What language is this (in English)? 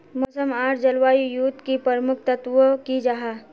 Magahi